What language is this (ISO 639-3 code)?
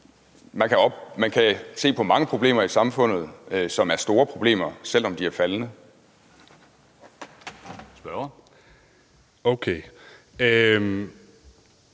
dan